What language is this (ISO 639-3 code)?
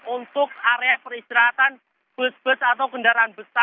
ind